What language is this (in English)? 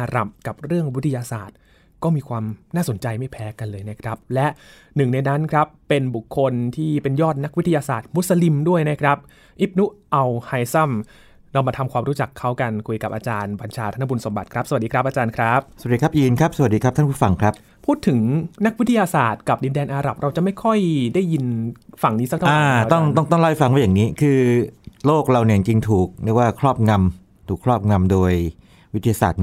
Thai